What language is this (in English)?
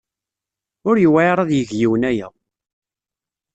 Kabyle